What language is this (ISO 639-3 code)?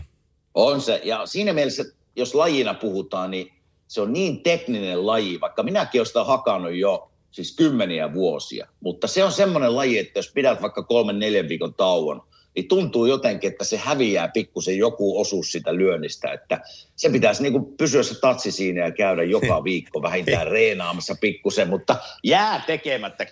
fin